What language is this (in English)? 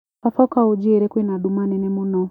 Kikuyu